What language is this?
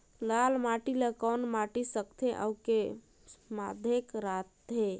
Chhattisgarhi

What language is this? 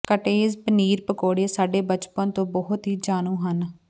Punjabi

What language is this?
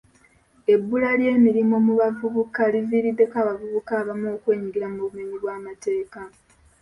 Ganda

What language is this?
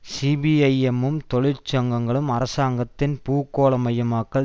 Tamil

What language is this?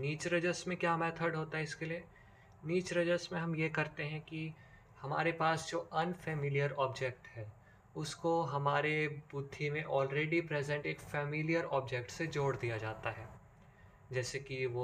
Hindi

